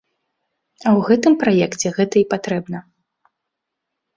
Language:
Belarusian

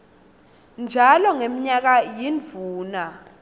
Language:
Swati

